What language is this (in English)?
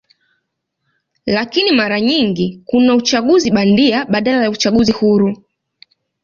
Swahili